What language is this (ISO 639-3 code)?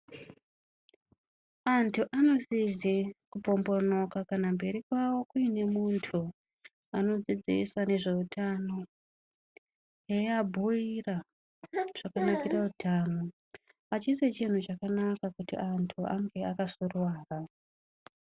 ndc